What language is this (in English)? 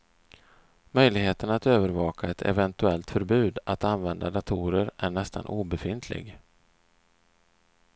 Swedish